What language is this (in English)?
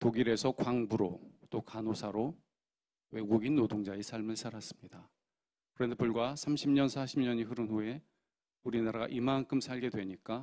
Korean